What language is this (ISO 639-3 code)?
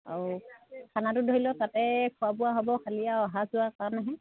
asm